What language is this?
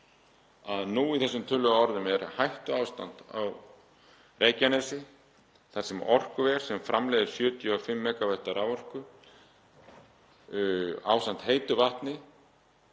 Icelandic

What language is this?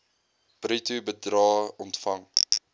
Afrikaans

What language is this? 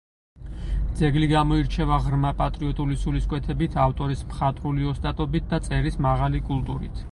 Georgian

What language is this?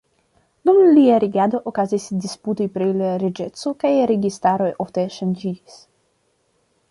Esperanto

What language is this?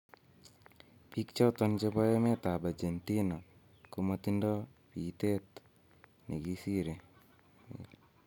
Kalenjin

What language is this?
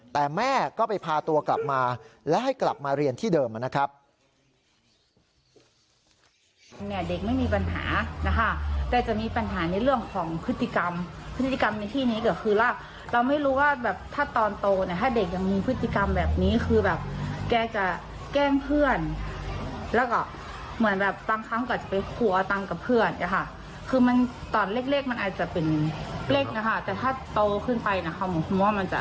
Thai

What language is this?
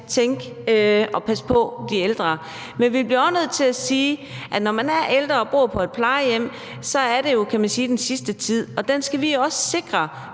Danish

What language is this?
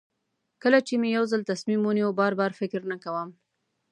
Pashto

